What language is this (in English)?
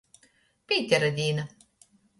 Latgalian